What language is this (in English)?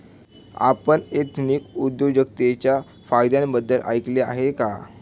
Marathi